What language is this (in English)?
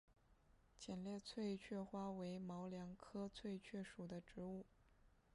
Chinese